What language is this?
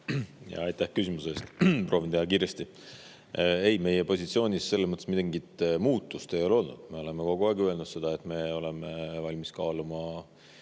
Estonian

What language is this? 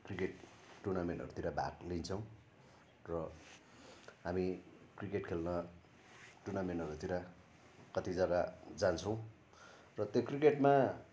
Nepali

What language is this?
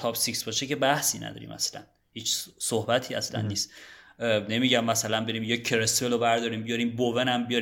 Persian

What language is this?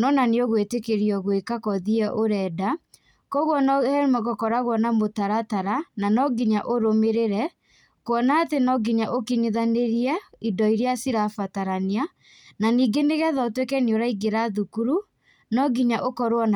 Kikuyu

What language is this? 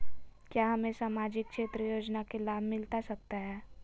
Magahi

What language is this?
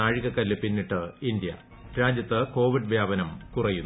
Malayalam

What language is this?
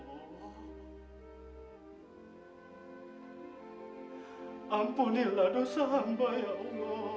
Indonesian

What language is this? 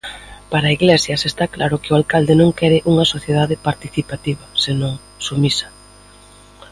Galician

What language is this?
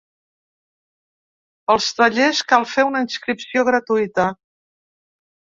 Catalan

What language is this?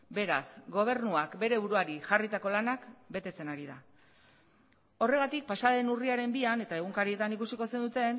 Basque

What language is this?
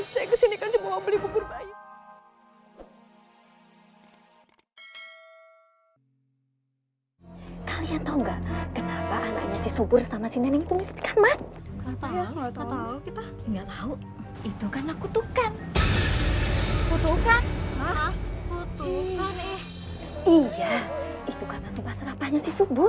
Indonesian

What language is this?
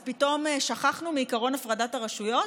Hebrew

